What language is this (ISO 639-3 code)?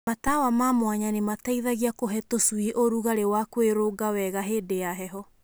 kik